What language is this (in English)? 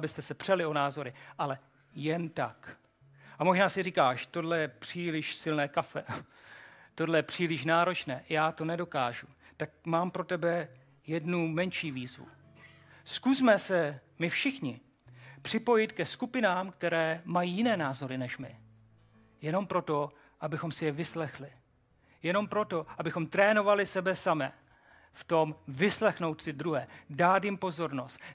Czech